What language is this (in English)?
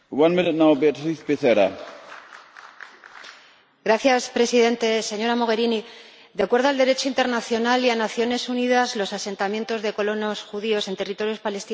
Spanish